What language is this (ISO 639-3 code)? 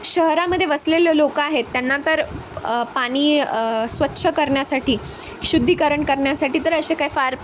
mar